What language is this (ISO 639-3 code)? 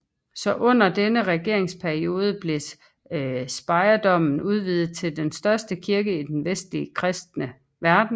dan